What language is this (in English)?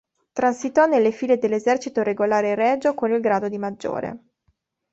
Italian